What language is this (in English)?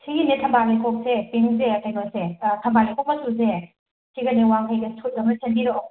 Manipuri